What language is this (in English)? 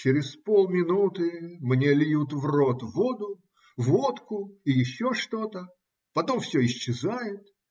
Russian